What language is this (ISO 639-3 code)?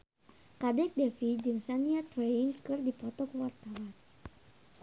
sun